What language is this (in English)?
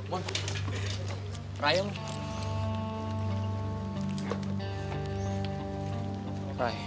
Indonesian